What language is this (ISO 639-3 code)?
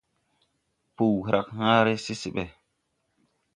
tui